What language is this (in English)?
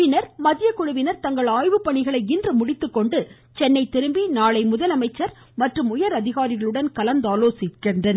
Tamil